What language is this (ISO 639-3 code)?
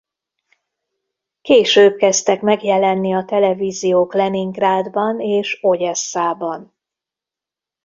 hun